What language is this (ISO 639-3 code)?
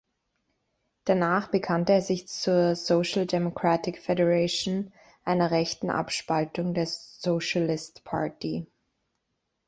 deu